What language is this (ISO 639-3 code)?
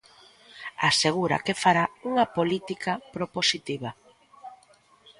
glg